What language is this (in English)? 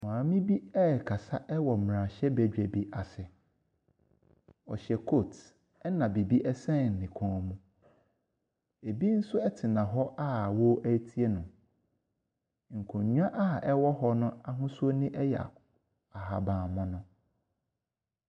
Akan